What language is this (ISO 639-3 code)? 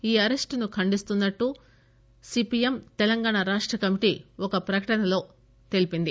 tel